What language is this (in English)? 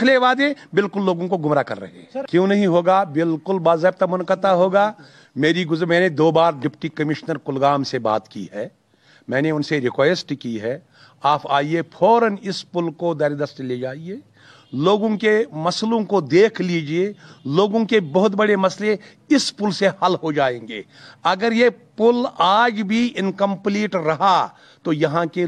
Urdu